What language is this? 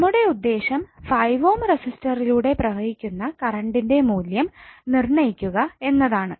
Malayalam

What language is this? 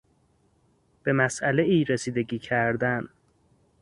Persian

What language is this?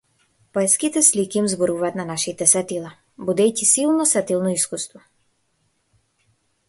Macedonian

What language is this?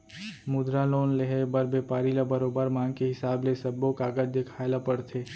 Chhattisgarhi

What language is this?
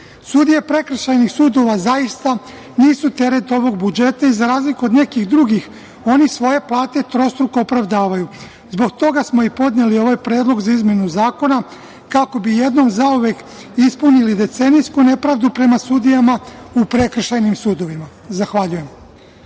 Serbian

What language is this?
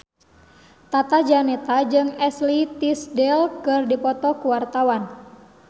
Sundanese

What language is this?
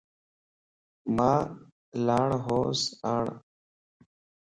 Lasi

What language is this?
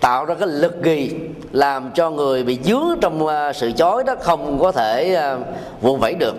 Vietnamese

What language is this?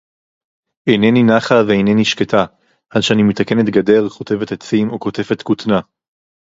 Hebrew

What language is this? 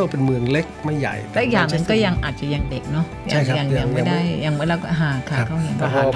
Thai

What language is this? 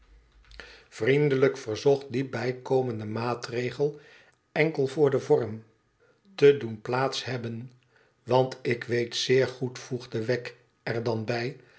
Dutch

